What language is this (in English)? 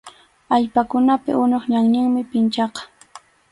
Arequipa-La Unión Quechua